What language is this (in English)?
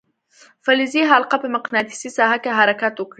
Pashto